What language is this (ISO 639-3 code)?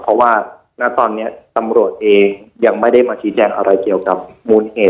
tha